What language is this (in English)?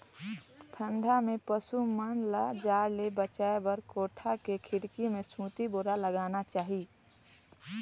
Chhattisgarhi